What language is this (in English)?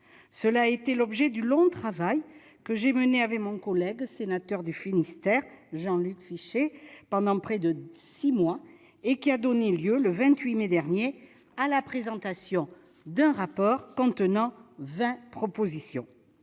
French